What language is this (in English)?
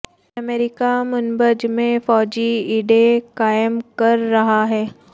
Urdu